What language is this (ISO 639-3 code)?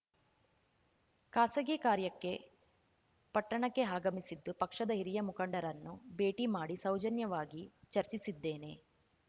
kan